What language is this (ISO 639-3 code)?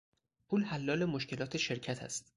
fas